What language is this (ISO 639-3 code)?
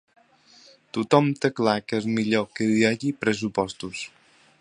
cat